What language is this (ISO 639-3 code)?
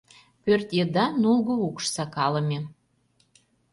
chm